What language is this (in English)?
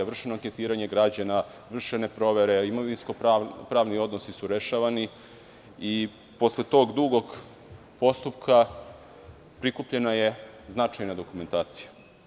Serbian